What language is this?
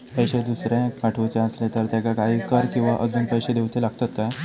Marathi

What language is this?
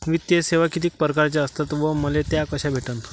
Marathi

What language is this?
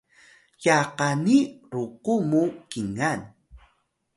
Atayal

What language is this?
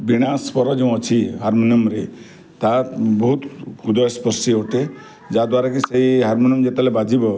Odia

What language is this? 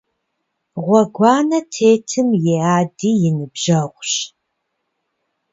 Kabardian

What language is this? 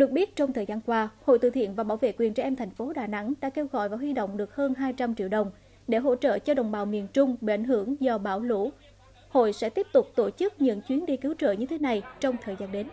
Vietnamese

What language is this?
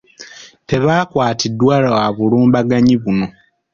Ganda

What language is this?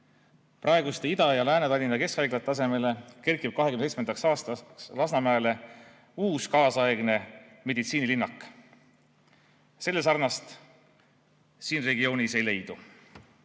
Estonian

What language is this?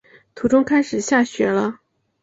Chinese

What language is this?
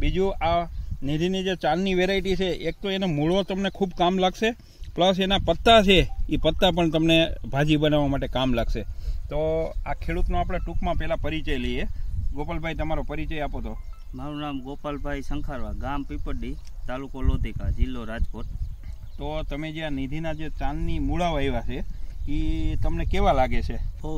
Romanian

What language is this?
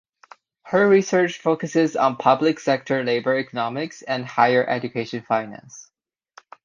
English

